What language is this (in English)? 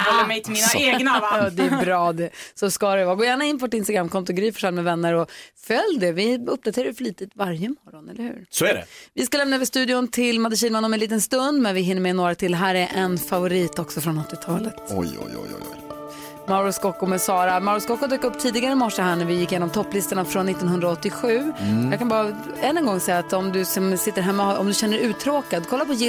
Swedish